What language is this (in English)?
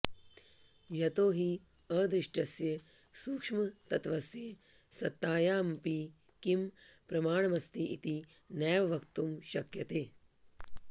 Sanskrit